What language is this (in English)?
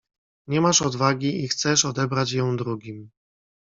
Polish